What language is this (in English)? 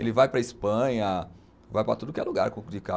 Portuguese